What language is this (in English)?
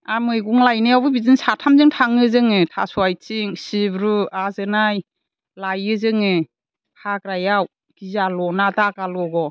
Bodo